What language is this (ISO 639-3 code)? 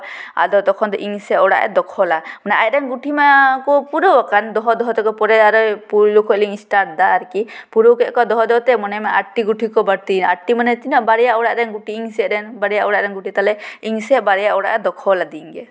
sat